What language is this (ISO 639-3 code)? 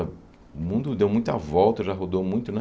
por